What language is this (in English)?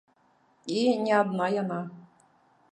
Belarusian